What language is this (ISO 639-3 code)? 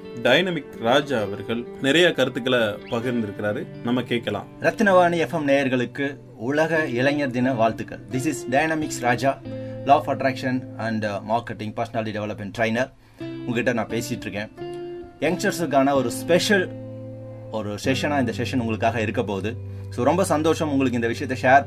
tam